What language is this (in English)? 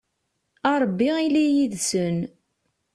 Kabyle